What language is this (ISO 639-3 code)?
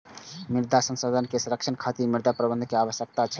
mai